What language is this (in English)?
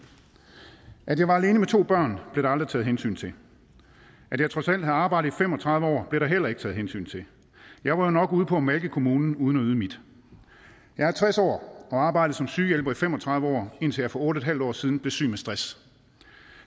Danish